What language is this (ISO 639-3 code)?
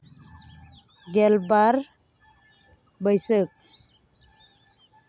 sat